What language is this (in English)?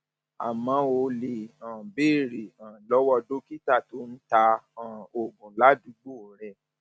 Yoruba